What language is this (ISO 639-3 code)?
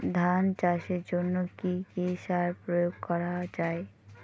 ben